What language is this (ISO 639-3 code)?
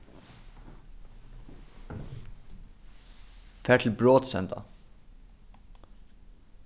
fao